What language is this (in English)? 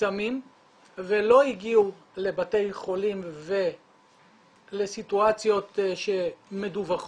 Hebrew